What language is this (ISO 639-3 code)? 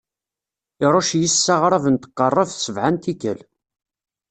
kab